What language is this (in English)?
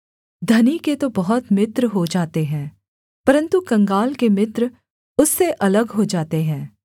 Hindi